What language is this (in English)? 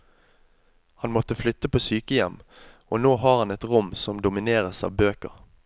Norwegian